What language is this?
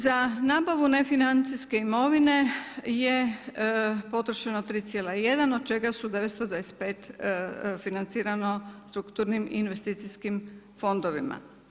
Croatian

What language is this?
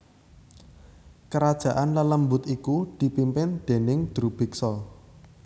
Javanese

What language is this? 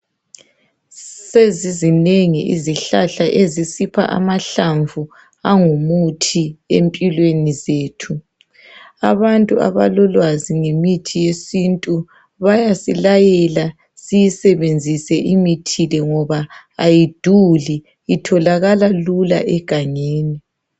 North Ndebele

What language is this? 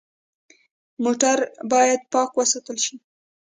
Pashto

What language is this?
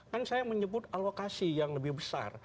Indonesian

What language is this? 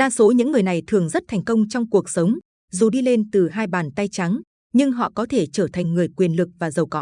Vietnamese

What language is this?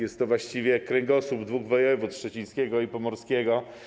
Polish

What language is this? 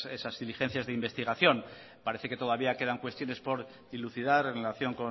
Spanish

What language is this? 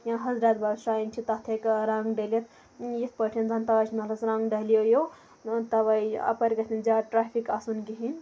Kashmiri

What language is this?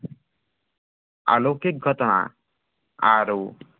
Assamese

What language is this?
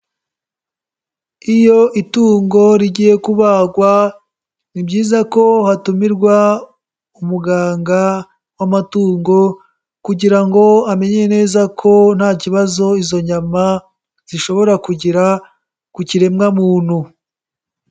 Kinyarwanda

